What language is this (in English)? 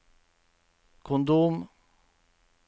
Norwegian